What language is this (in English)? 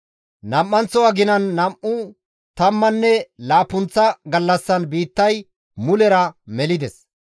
Gamo